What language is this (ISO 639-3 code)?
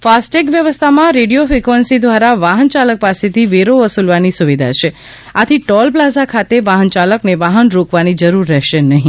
guj